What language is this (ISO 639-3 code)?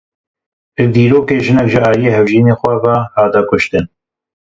kur